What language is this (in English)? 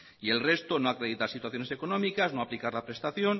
Spanish